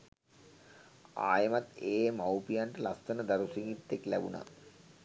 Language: Sinhala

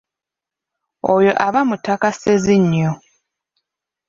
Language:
Ganda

